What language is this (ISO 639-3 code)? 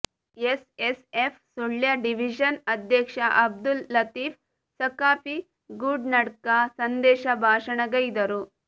kan